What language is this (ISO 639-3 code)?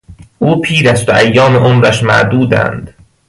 fas